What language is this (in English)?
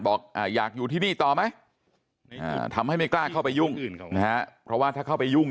Thai